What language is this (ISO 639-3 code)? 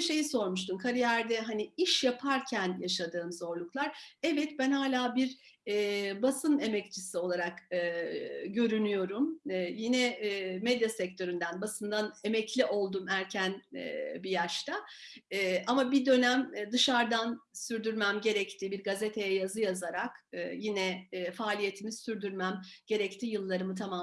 tur